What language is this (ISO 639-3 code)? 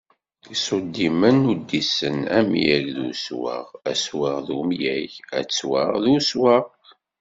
kab